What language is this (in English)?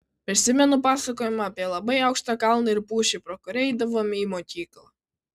Lithuanian